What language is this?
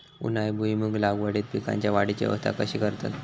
Marathi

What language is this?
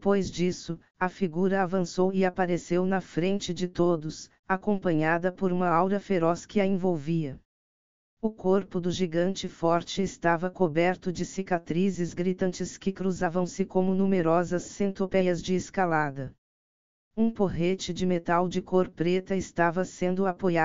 Portuguese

